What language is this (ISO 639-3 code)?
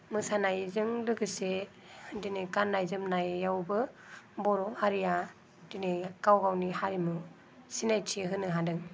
brx